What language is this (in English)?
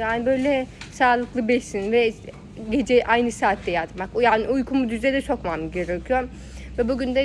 Turkish